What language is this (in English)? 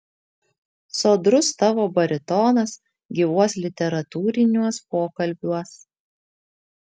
Lithuanian